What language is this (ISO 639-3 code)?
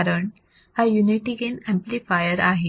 mar